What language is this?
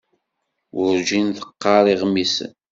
Kabyle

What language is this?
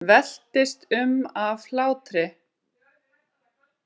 Icelandic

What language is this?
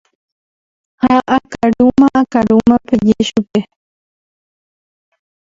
Guarani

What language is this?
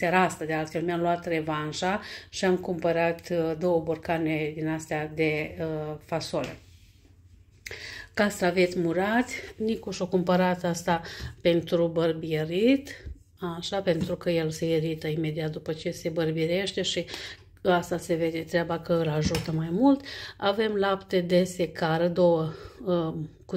Romanian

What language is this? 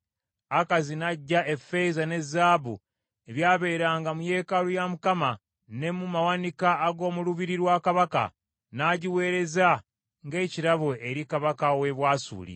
Ganda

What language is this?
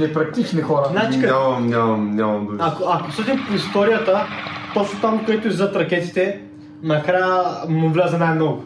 Bulgarian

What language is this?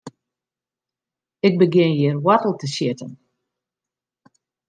Western Frisian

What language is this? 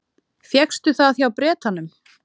Icelandic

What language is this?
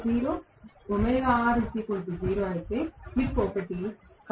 Telugu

